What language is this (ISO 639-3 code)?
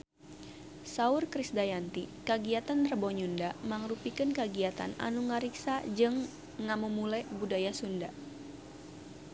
sun